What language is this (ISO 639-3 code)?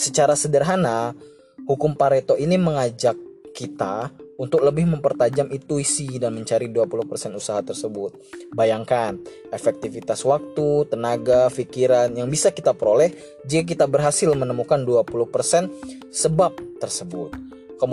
ind